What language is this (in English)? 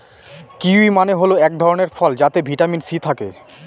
Bangla